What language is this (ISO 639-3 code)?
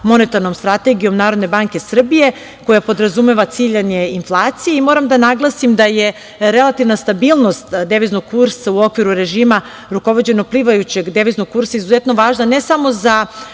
srp